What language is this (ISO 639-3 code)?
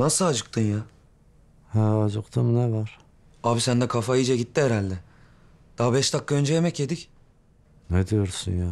tur